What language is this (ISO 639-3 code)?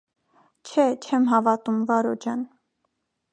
hye